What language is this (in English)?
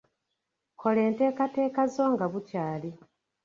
Ganda